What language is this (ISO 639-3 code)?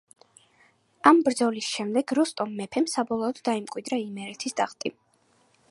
kat